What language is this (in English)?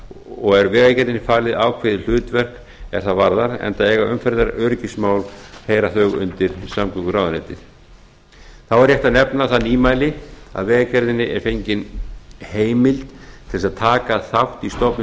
Icelandic